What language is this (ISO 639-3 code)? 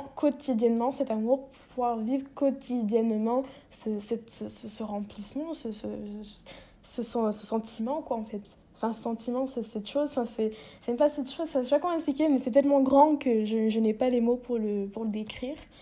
fra